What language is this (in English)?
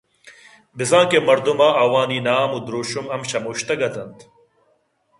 Eastern Balochi